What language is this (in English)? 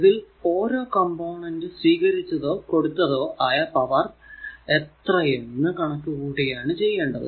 Malayalam